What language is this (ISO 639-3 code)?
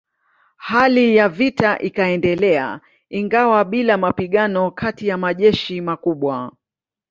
swa